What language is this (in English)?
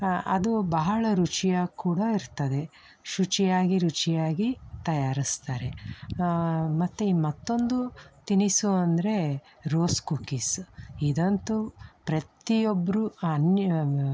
Kannada